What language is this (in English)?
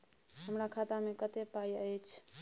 Maithili